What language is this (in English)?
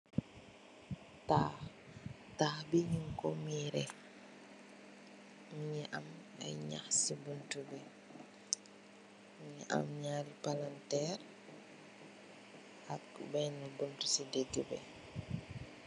Wolof